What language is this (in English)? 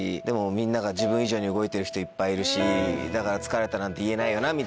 Japanese